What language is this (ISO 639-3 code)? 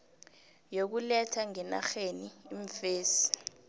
nbl